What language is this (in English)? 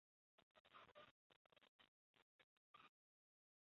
Chinese